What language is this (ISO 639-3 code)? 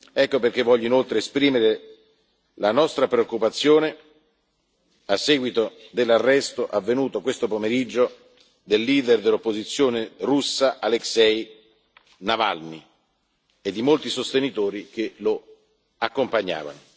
ita